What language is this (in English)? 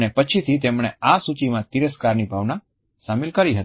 Gujarati